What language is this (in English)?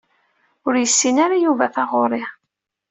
Kabyle